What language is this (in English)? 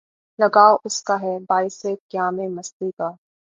Urdu